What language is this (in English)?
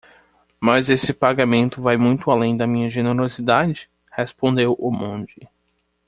Portuguese